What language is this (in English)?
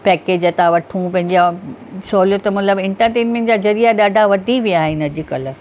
Sindhi